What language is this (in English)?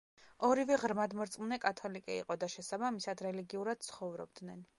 Georgian